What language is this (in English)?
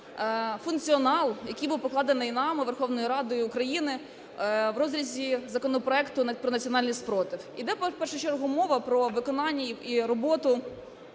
Ukrainian